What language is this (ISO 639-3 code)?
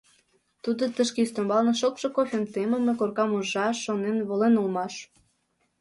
chm